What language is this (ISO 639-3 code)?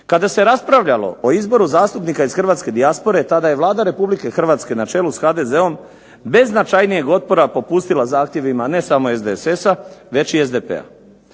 hrv